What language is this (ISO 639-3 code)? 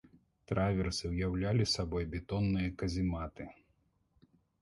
bel